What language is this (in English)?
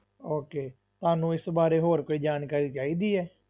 Punjabi